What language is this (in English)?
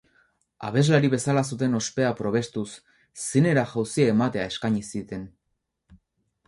Basque